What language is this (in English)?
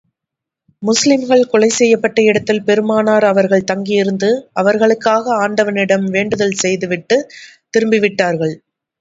Tamil